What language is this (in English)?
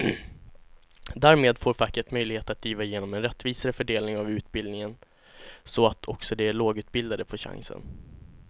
Swedish